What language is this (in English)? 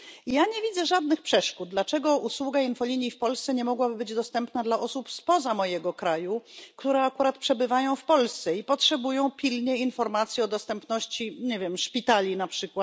Polish